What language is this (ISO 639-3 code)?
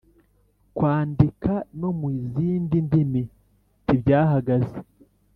kin